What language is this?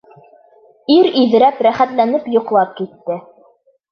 Bashkir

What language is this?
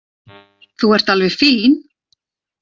Icelandic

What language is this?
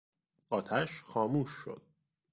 Persian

